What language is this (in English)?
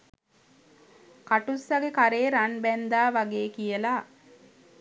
Sinhala